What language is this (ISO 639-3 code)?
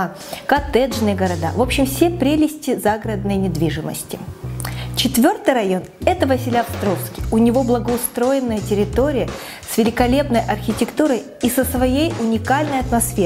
rus